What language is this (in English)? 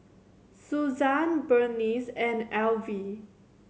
English